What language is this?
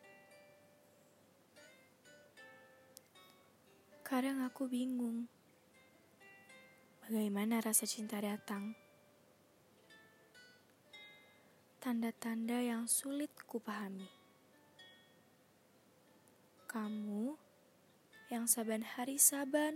Indonesian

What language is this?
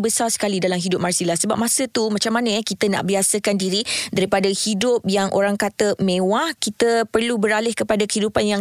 Malay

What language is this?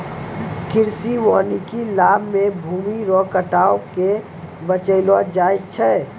Maithili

